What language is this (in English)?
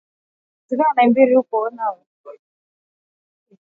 Swahili